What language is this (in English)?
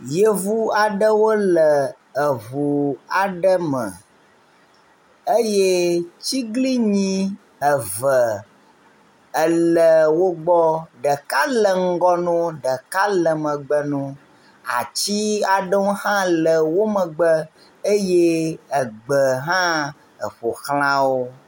Ewe